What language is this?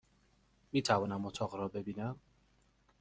Persian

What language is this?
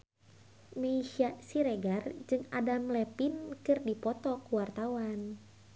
Sundanese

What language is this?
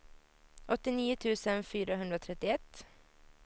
Swedish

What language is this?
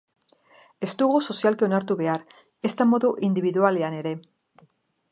Basque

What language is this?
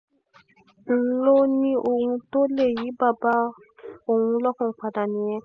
Yoruba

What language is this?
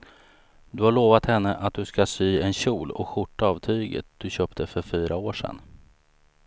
Swedish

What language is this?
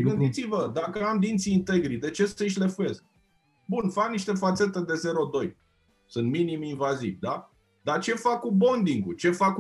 Romanian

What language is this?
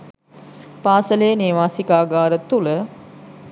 Sinhala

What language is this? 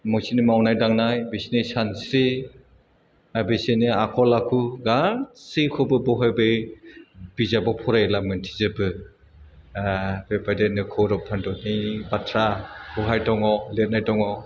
Bodo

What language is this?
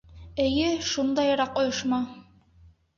Bashkir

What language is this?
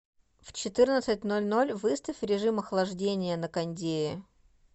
Russian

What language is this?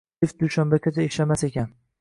Uzbek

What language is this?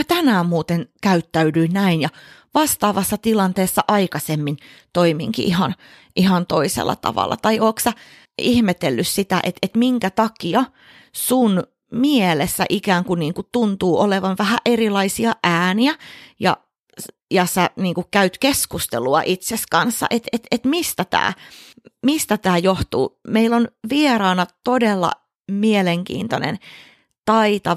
Finnish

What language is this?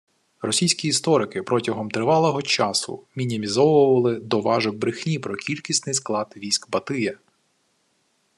Ukrainian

